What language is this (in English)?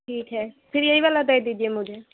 Hindi